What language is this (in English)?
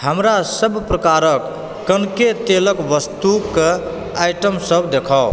Maithili